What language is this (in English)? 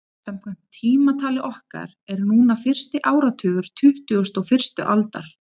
Icelandic